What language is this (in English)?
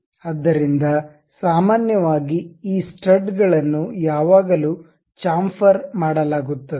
Kannada